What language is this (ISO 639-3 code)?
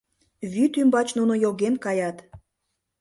chm